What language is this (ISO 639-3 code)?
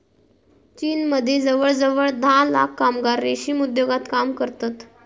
mar